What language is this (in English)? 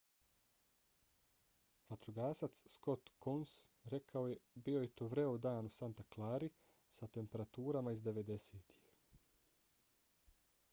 Bosnian